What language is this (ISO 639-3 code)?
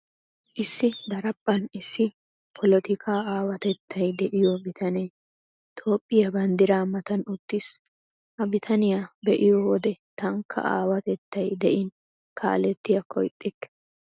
wal